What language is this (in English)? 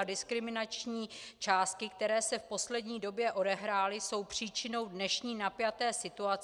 Czech